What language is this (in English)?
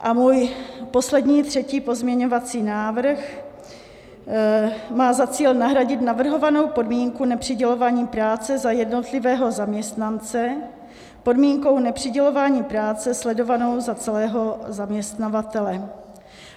Czech